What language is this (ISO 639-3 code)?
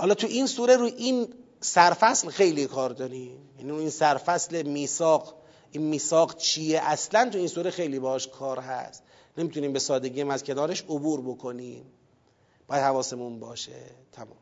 fas